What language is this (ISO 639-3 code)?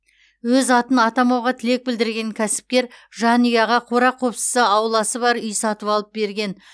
kaz